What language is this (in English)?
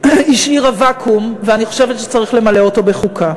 Hebrew